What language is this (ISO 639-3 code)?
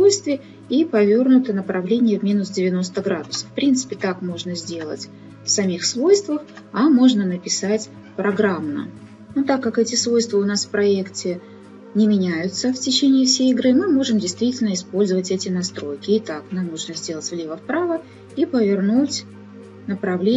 rus